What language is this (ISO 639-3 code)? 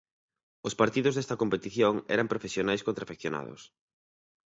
glg